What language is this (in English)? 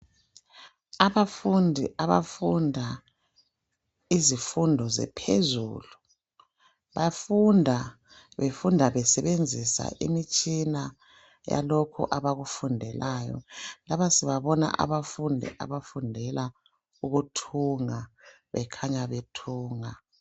North Ndebele